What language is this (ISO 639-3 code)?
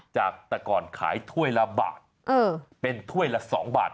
tha